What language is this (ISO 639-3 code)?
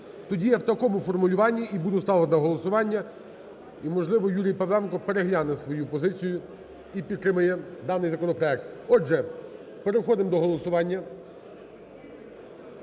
ukr